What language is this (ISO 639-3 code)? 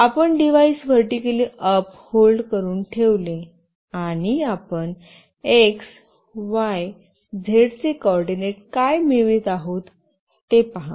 mar